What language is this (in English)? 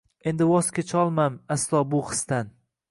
Uzbek